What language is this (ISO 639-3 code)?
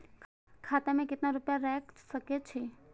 mai